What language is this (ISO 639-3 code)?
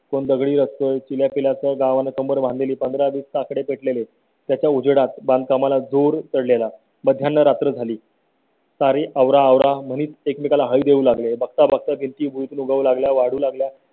mar